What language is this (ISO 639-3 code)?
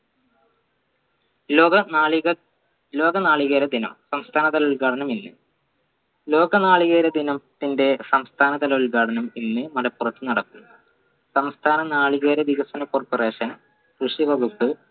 mal